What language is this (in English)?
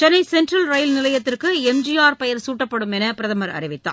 Tamil